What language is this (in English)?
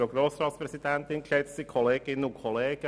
Swiss German